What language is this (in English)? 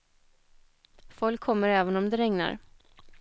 Swedish